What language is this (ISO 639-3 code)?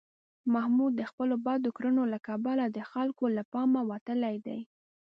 pus